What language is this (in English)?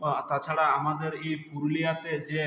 Bangla